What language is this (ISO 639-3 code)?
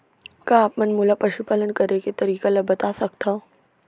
hne